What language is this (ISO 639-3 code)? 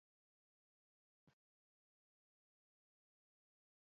quy